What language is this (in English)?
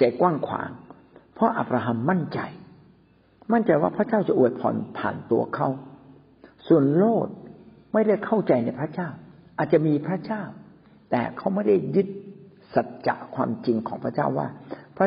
Thai